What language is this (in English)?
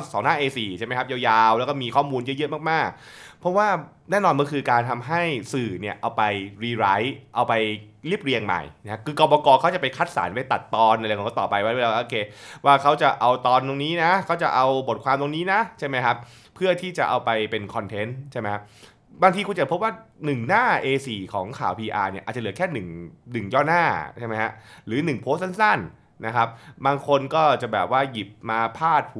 Thai